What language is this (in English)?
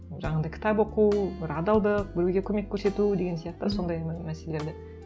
Kazakh